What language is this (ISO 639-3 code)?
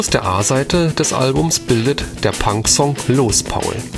deu